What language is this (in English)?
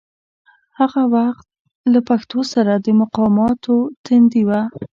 Pashto